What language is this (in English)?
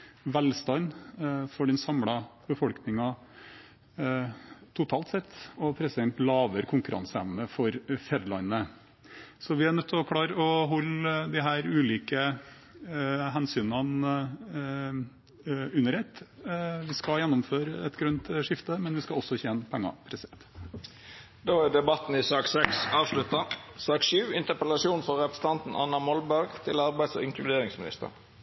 Norwegian